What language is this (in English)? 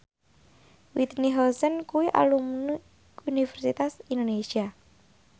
Javanese